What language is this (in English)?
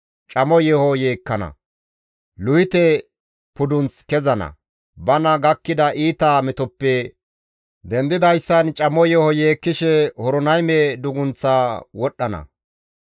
Gamo